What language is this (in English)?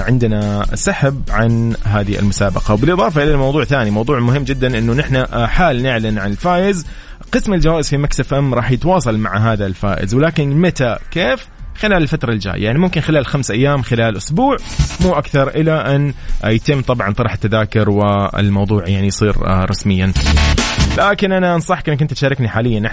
Arabic